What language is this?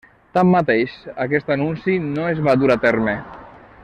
Catalan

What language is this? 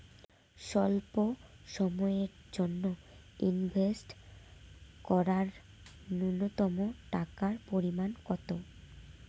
Bangla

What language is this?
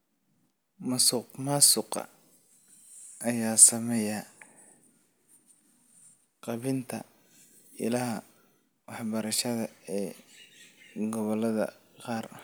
Somali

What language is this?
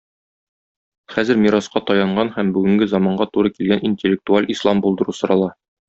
Tatar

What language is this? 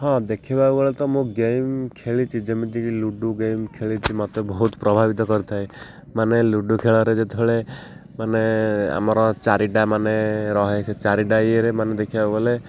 Odia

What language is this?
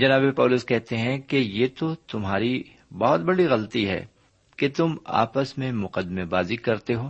Urdu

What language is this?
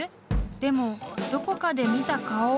Japanese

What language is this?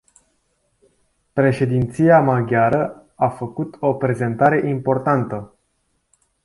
Romanian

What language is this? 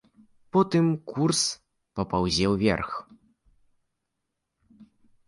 Belarusian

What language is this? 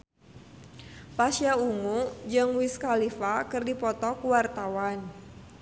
Sundanese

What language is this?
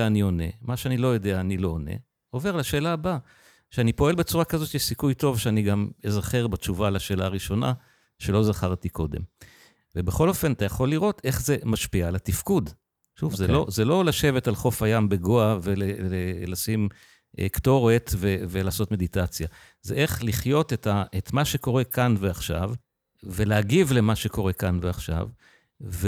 Hebrew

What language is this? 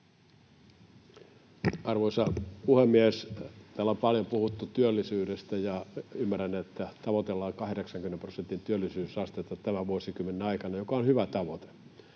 Finnish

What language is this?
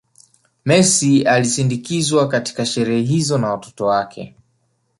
Swahili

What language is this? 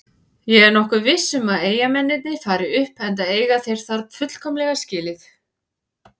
Icelandic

